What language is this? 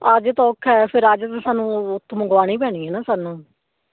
Punjabi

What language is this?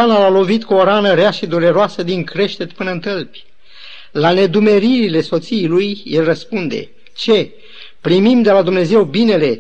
Romanian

